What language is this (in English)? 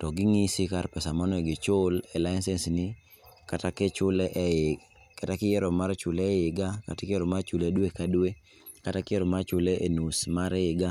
Luo (Kenya and Tanzania)